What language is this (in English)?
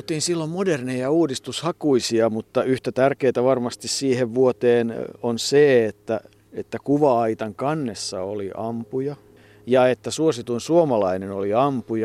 Finnish